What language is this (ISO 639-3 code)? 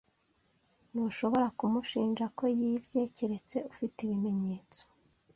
kin